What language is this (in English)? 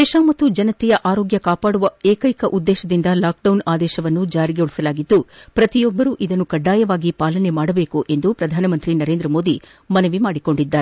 Kannada